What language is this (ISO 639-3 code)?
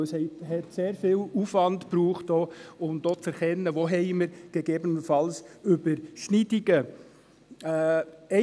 gsw